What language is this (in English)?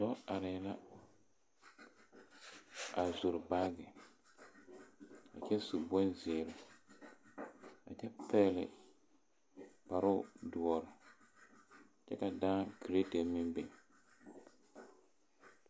Southern Dagaare